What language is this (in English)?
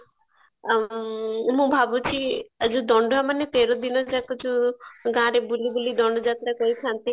Odia